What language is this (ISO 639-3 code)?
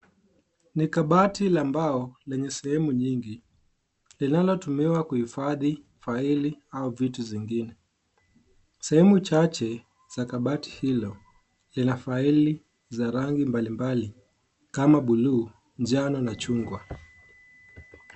swa